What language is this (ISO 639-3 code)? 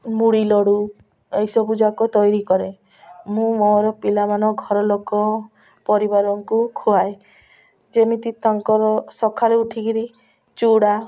ori